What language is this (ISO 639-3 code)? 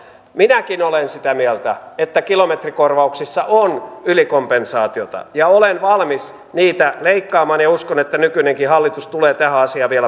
fin